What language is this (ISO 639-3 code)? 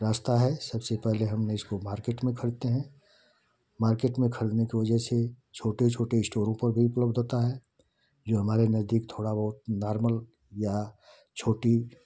hin